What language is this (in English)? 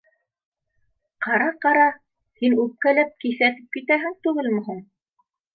Bashkir